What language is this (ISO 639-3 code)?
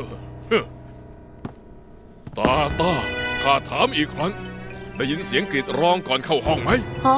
tha